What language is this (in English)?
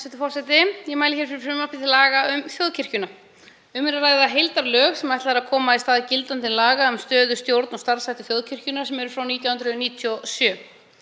Icelandic